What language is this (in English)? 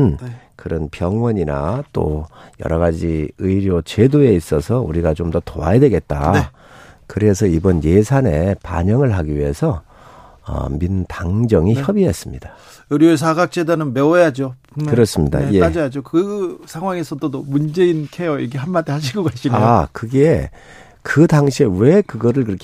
Korean